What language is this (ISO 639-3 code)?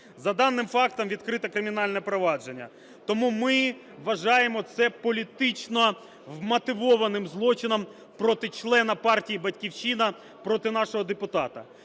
ukr